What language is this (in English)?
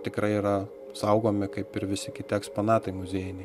Lithuanian